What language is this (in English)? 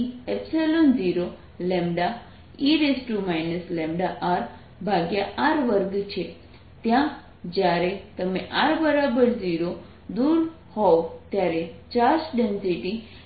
Gujarati